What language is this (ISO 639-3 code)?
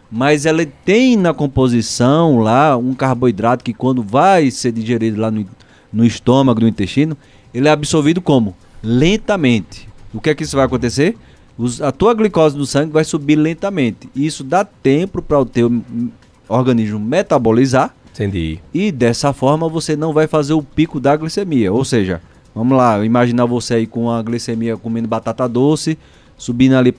por